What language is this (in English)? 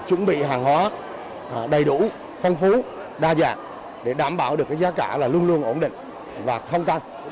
Vietnamese